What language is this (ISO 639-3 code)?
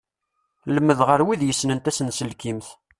kab